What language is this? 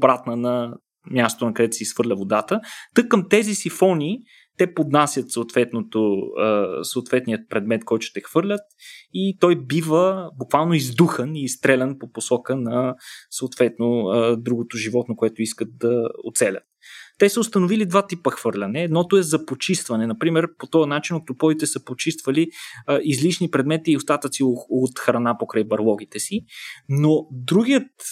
Bulgarian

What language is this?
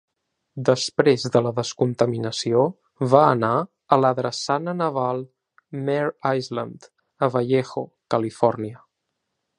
Catalan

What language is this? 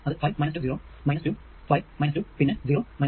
Malayalam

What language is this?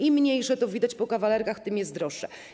Polish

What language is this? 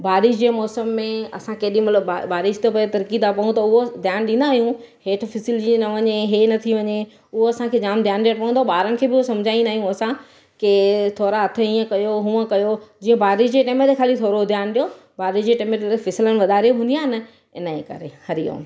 Sindhi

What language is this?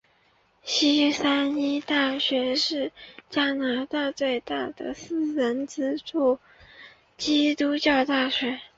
Chinese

